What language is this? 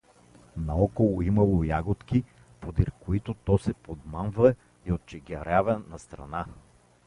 Bulgarian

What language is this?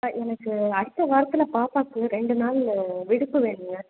Tamil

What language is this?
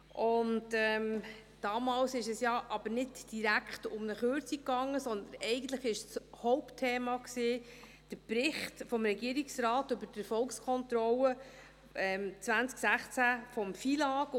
Swiss German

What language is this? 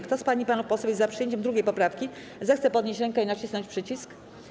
Polish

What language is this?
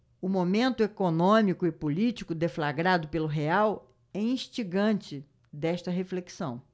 Portuguese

